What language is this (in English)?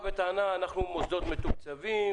Hebrew